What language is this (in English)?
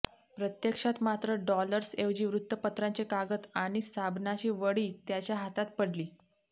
Marathi